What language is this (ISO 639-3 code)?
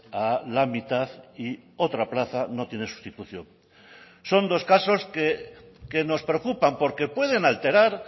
spa